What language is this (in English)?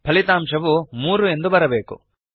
Kannada